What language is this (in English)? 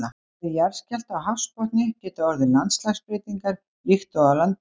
Icelandic